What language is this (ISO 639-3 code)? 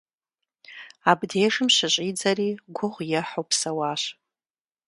kbd